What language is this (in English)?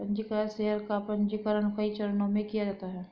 Hindi